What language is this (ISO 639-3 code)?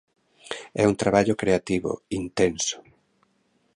glg